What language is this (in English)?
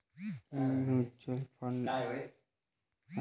Marathi